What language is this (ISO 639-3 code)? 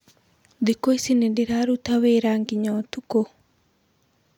kik